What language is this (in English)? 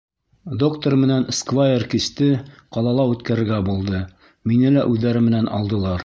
Bashkir